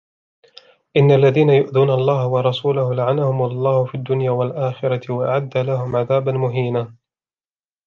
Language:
Arabic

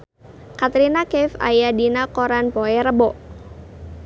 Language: Sundanese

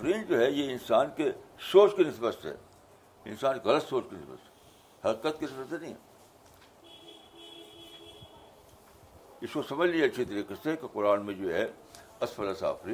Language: Urdu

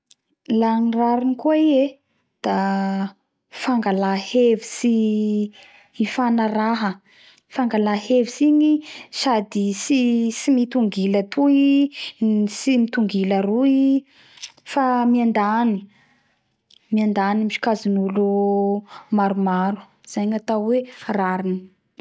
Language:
Bara Malagasy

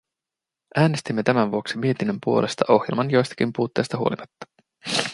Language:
Finnish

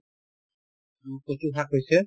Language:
Assamese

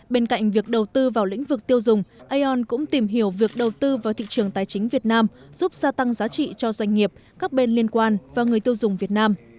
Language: Vietnamese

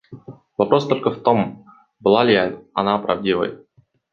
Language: Russian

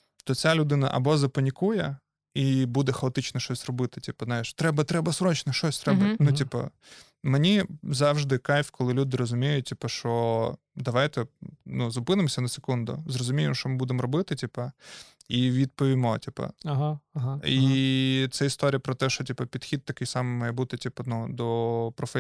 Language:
Ukrainian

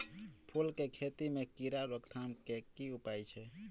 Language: Maithili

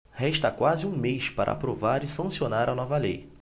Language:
Portuguese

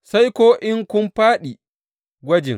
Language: Hausa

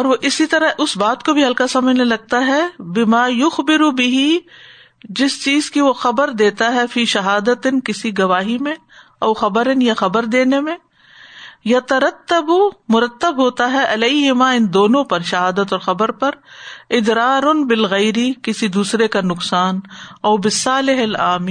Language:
Urdu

